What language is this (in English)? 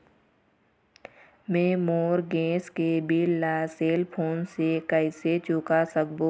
Chhattisgarhi